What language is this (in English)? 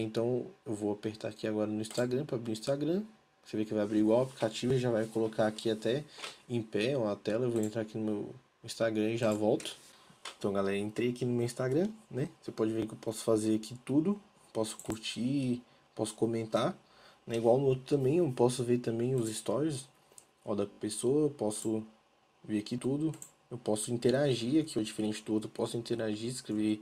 Portuguese